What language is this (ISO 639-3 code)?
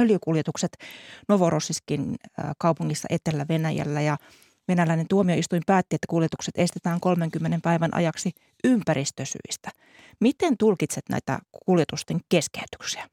fin